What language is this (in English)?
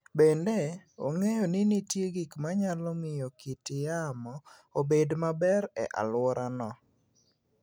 Luo (Kenya and Tanzania)